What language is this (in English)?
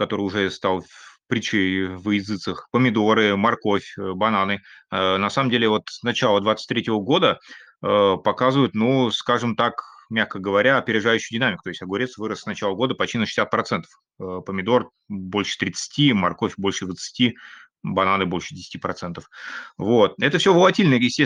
Russian